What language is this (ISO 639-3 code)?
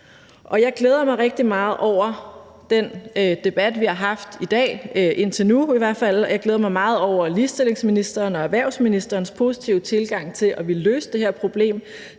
dan